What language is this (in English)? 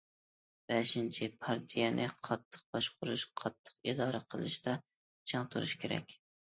Uyghur